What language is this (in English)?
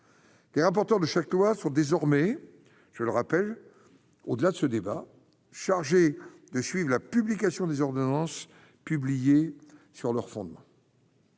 French